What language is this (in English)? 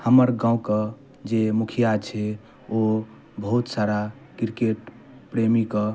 Maithili